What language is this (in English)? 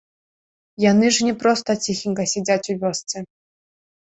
Belarusian